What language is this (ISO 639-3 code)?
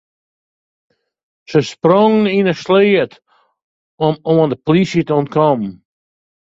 fry